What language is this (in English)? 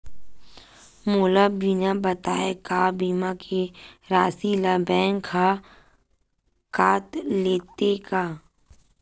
Chhattisgarhi